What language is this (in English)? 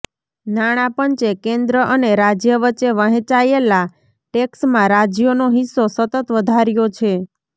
Gujarati